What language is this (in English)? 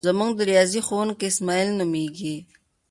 Pashto